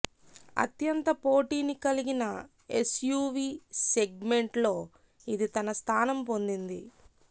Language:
Telugu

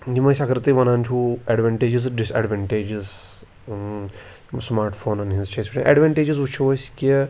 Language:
Kashmiri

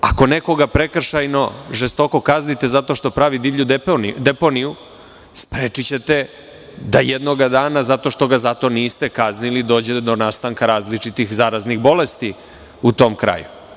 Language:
Serbian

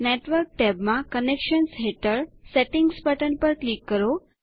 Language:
Gujarati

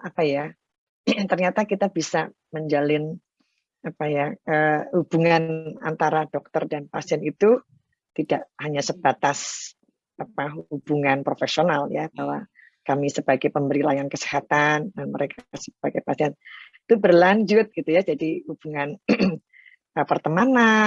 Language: Indonesian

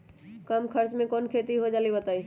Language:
Magahi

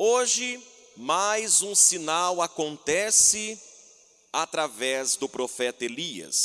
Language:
Portuguese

